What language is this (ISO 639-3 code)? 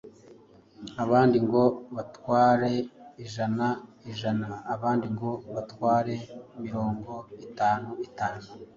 kin